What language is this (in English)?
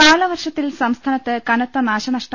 Malayalam